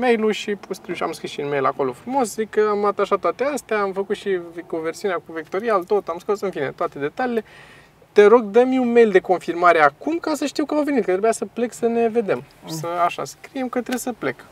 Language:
Romanian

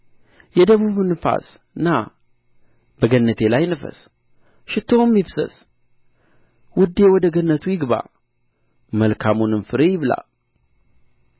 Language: Amharic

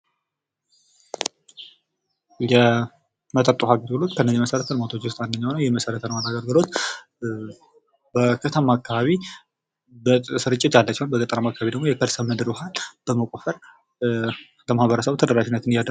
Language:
Amharic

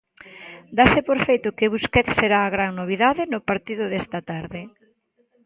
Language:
Galician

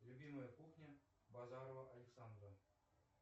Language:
Russian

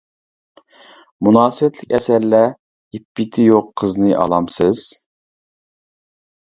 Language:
Uyghur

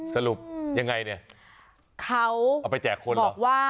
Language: Thai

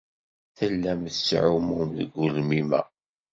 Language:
Kabyle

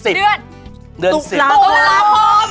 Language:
Thai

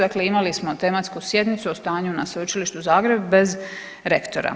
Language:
Croatian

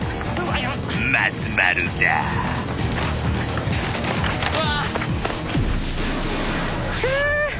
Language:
Japanese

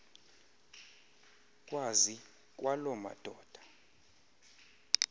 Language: Xhosa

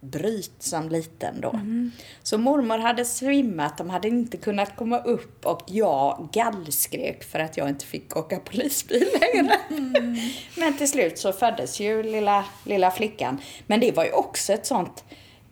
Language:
Swedish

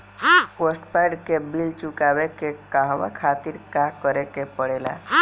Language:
Bhojpuri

